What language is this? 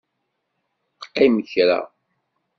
Kabyle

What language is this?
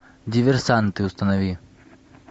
Russian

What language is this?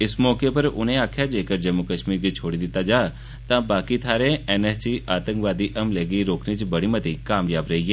Dogri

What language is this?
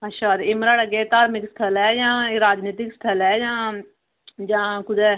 Dogri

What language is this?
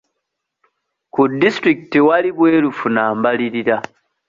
Ganda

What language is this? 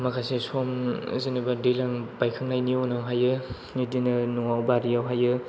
Bodo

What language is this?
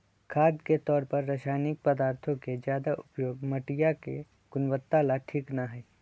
Magahi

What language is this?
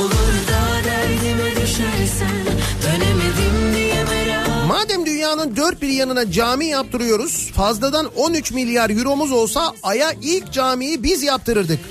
Turkish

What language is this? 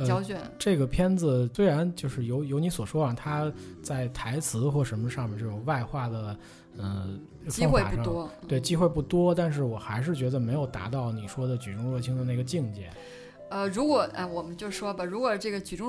Chinese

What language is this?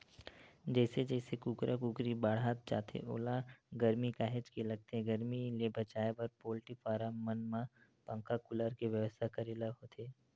Chhattisgarhi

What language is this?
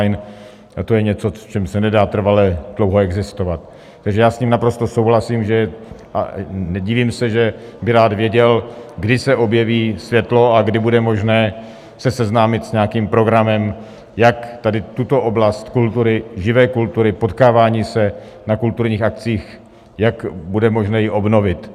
Czech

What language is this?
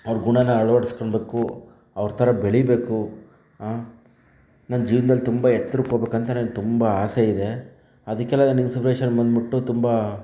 Kannada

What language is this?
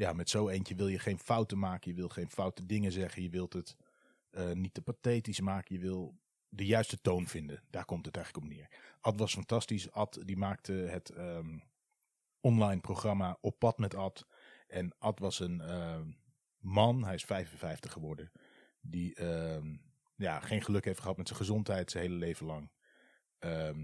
Dutch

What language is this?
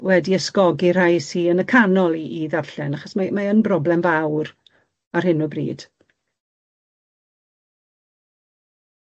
Welsh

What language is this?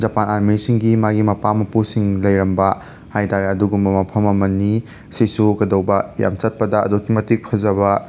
Manipuri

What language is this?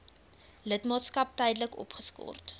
Afrikaans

